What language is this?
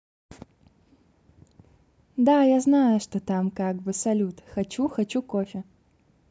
Russian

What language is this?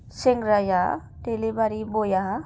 Bodo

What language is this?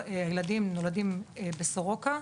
Hebrew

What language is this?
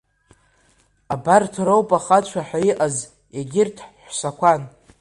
Abkhazian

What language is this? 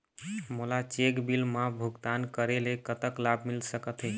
Chhattisgarhi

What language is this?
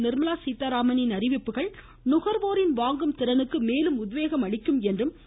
Tamil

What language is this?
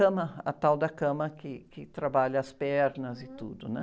Portuguese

